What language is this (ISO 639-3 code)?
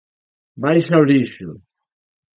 glg